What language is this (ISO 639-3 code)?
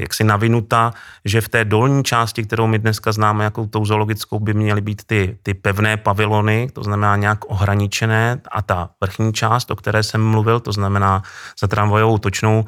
ces